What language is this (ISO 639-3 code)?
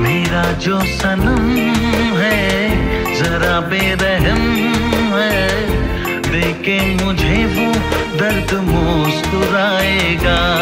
hin